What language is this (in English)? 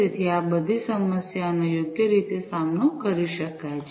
Gujarati